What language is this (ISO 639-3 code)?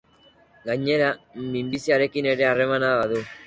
eus